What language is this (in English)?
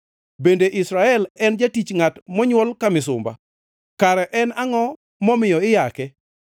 Luo (Kenya and Tanzania)